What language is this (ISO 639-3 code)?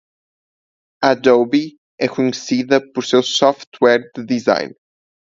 por